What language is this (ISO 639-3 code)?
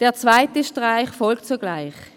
gsw